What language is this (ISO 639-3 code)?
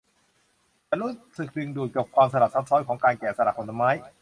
tha